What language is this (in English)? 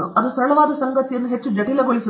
Kannada